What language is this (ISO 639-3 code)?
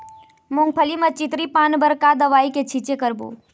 hne